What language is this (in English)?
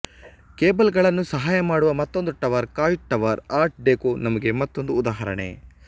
Kannada